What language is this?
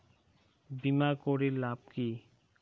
Bangla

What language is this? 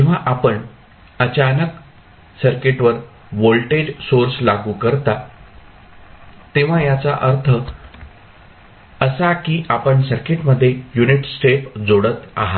Marathi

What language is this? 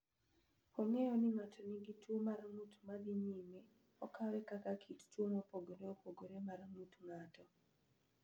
Luo (Kenya and Tanzania)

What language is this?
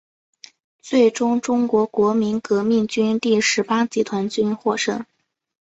Chinese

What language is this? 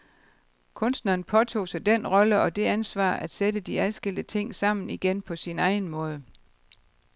Danish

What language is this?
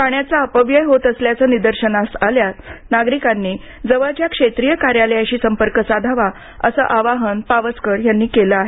Marathi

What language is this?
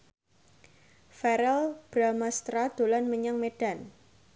Javanese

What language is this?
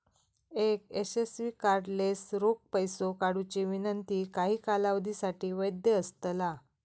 Marathi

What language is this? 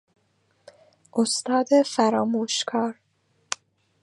Persian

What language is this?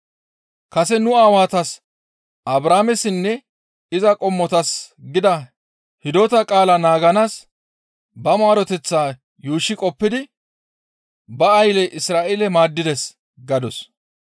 Gamo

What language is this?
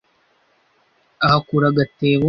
Kinyarwanda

